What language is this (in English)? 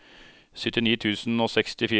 Norwegian